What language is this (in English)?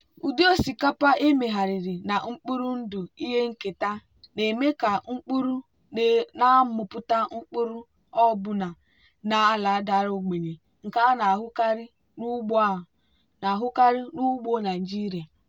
Igbo